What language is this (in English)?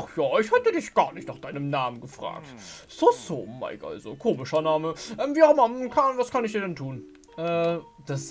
German